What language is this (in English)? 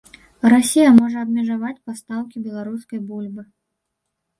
Belarusian